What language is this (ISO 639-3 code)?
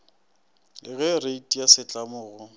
nso